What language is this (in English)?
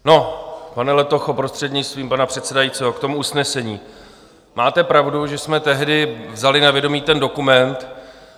Czech